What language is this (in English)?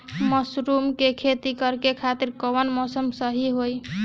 Bhojpuri